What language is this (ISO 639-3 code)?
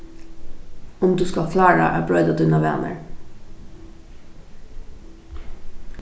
fao